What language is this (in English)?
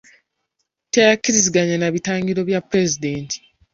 Ganda